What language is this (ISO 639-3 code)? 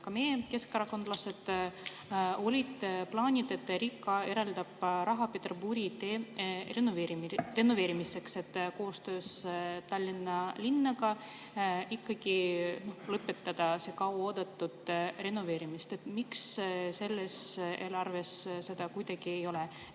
est